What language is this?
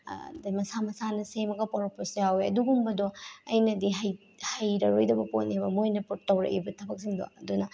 Manipuri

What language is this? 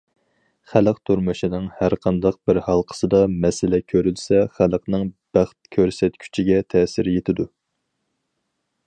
Uyghur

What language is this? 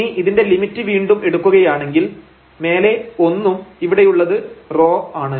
Malayalam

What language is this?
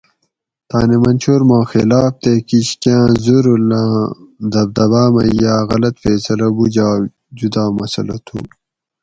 Gawri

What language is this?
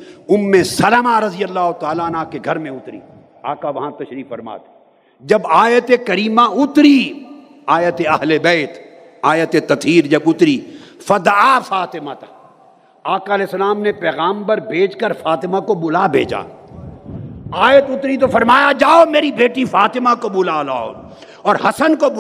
Urdu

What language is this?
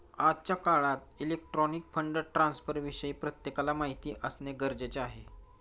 Marathi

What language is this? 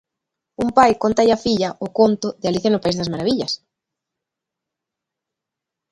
Galician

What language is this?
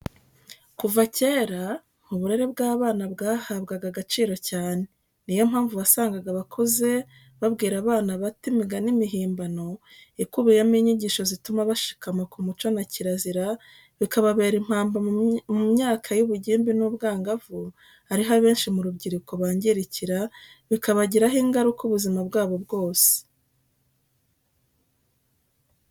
Kinyarwanda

